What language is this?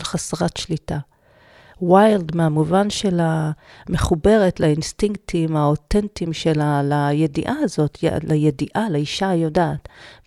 Hebrew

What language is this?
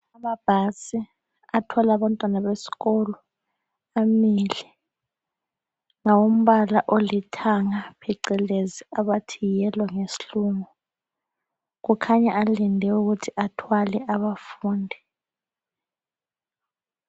North Ndebele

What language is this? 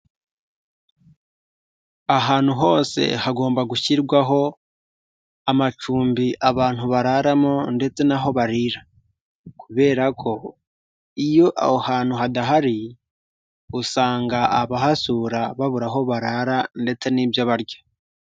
Kinyarwanda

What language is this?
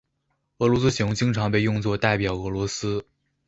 Chinese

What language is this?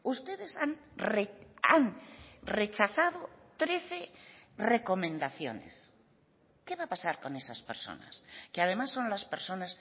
Spanish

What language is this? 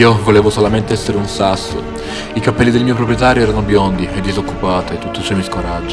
Italian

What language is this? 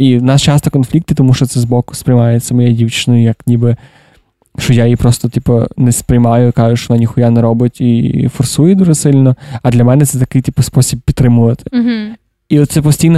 Ukrainian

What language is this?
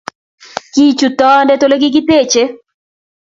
Kalenjin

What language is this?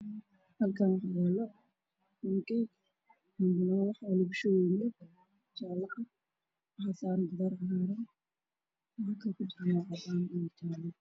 Somali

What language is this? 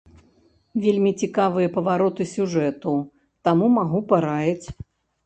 Belarusian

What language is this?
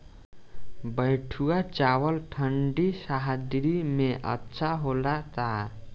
Bhojpuri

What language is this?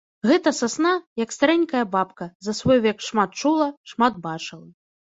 Belarusian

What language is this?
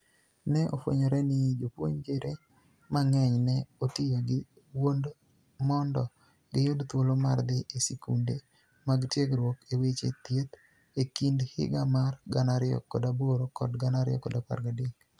Luo (Kenya and Tanzania)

